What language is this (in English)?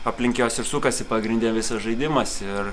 Lithuanian